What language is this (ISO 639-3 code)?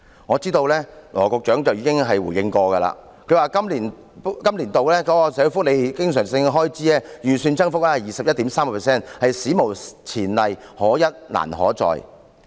yue